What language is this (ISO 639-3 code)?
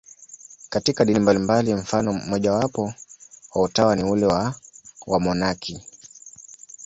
swa